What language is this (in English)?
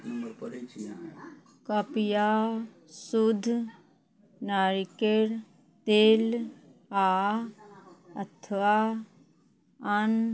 Maithili